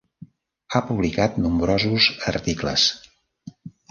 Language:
Catalan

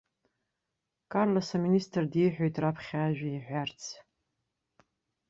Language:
Abkhazian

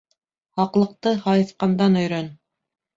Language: Bashkir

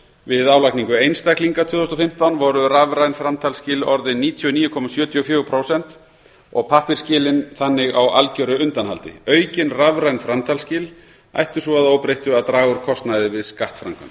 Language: Icelandic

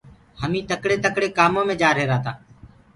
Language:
Gurgula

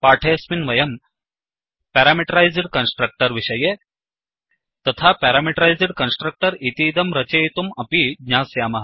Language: Sanskrit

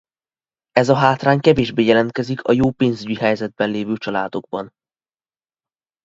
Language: Hungarian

